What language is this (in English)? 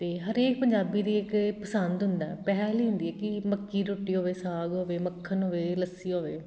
Punjabi